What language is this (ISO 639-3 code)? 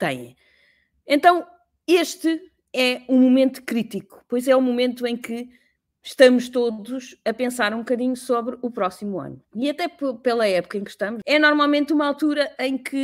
por